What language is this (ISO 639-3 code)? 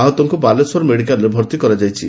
ori